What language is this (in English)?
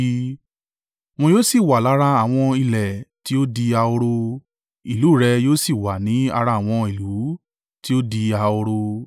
Yoruba